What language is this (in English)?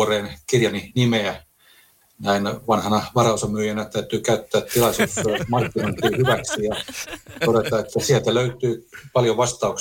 Finnish